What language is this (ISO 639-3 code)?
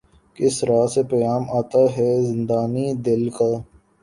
urd